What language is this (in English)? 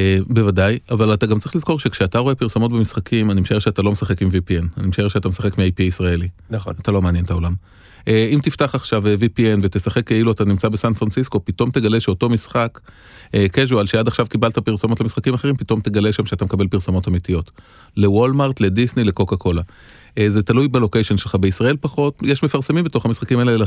Hebrew